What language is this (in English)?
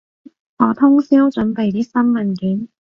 Cantonese